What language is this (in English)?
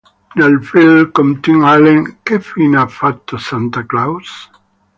Italian